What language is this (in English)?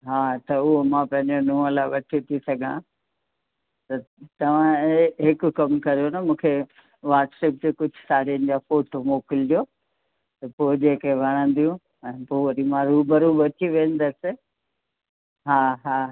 Sindhi